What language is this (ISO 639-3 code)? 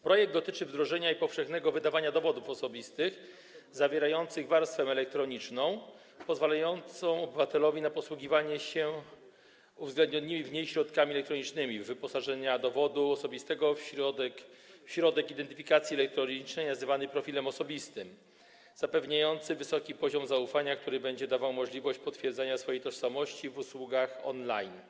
pol